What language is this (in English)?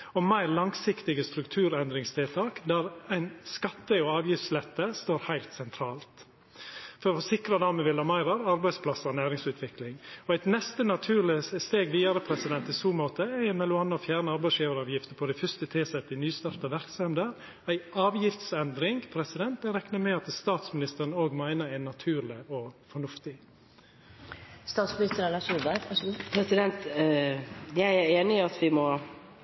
Norwegian